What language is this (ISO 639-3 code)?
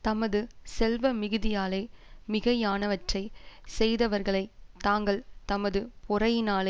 tam